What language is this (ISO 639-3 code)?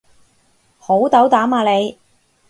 yue